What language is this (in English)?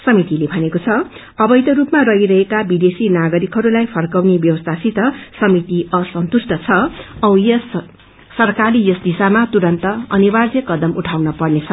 Nepali